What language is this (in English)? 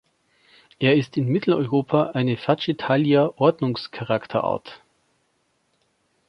German